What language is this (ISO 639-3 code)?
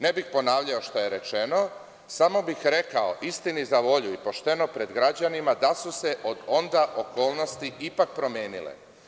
srp